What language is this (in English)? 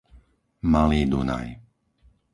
Slovak